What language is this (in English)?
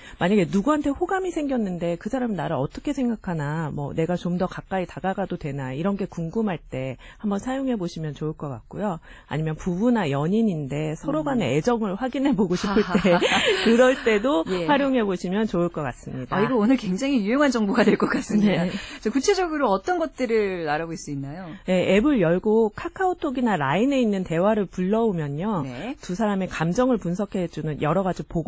Korean